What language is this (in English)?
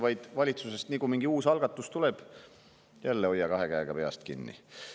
Estonian